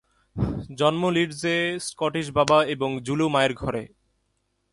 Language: Bangla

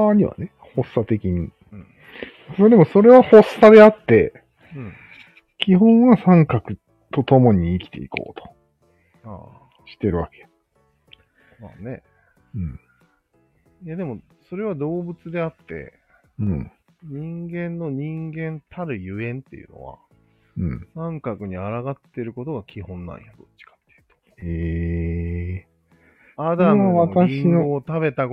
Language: Japanese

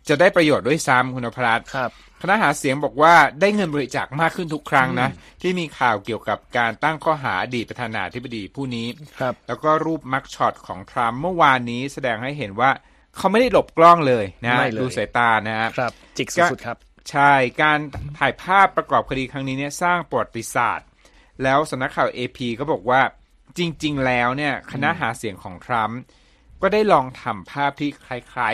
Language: Thai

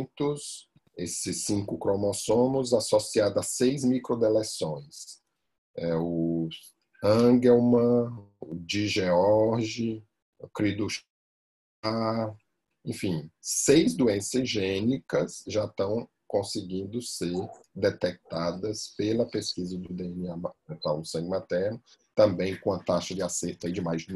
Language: Portuguese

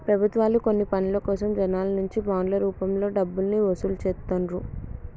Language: Telugu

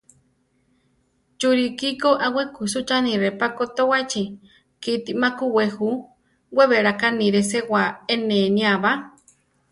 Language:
Central Tarahumara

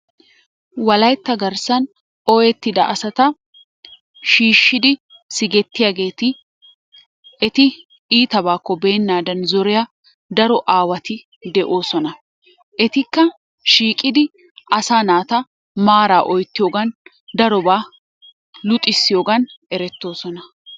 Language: Wolaytta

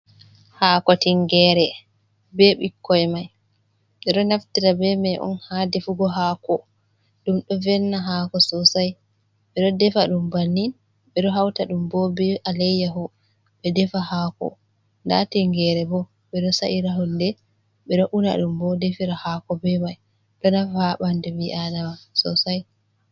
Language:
Fula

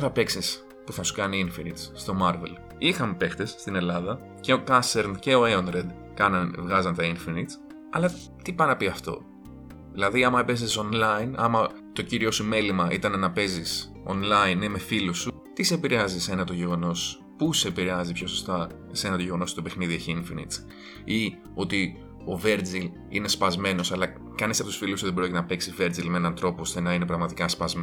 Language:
Greek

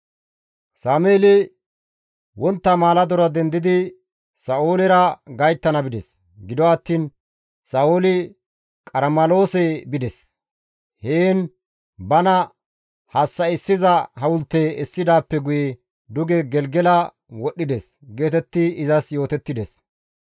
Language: Gamo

